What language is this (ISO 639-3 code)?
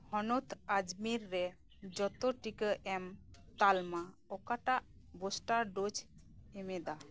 sat